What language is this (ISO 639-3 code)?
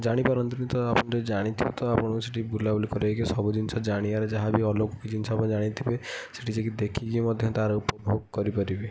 ori